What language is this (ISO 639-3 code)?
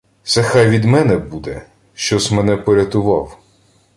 ukr